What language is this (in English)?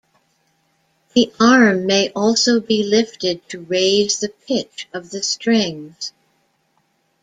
English